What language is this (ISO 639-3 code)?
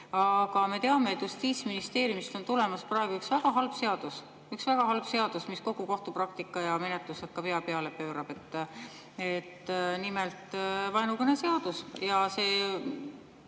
est